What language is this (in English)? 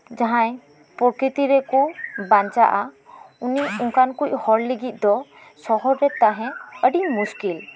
Santali